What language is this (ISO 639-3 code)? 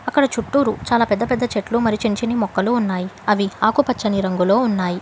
tel